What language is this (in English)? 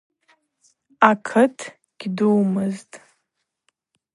Abaza